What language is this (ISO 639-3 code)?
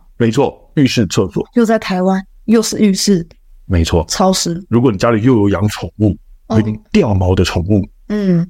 zho